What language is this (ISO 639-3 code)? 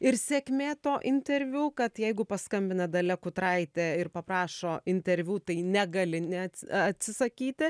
lit